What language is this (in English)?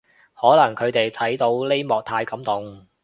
Cantonese